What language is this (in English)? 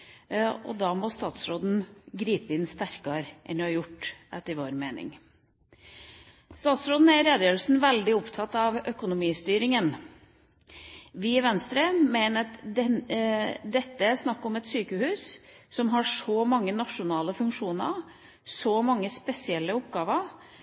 Norwegian Bokmål